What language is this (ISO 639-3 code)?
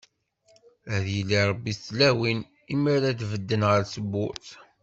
kab